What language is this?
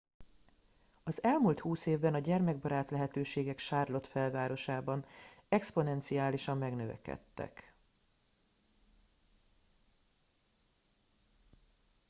Hungarian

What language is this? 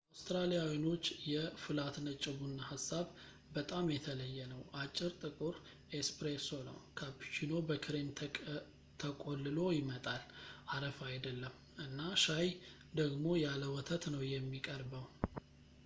Amharic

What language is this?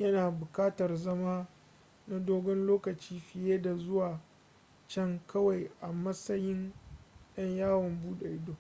Hausa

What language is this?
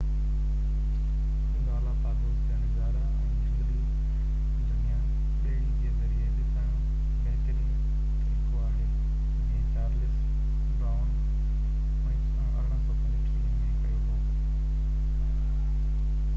Sindhi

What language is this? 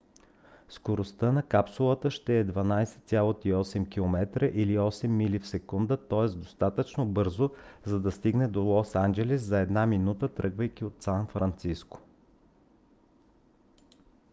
Bulgarian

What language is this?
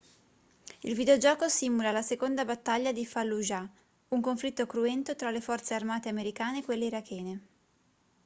Italian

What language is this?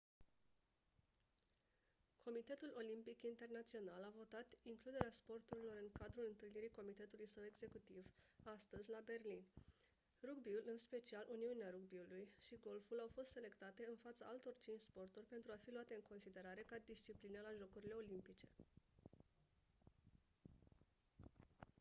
Romanian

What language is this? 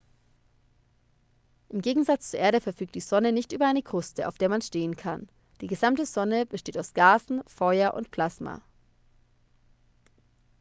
German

